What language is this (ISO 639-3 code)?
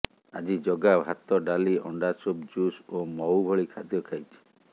ori